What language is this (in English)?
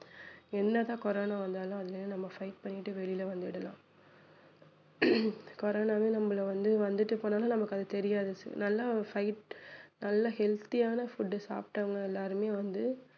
Tamil